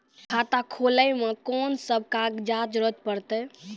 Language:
Maithili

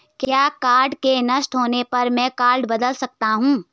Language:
Hindi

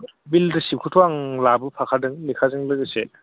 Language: Bodo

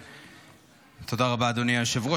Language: Hebrew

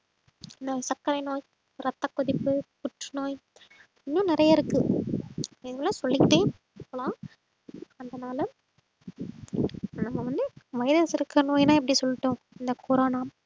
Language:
Tamil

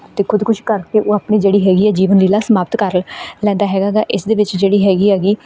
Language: Punjabi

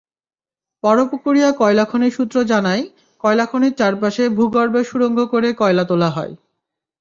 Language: Bangla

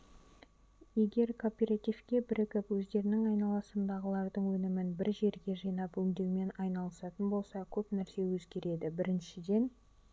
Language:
Kazakh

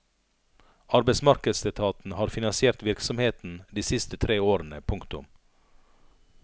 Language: Norwegian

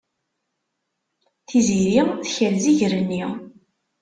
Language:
Kabyle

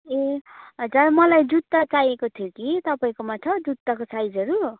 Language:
Nepali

